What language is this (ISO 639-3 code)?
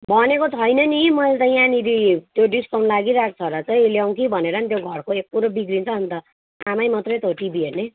nep